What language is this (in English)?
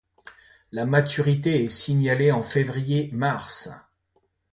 French